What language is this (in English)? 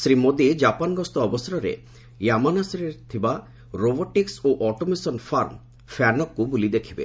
Odia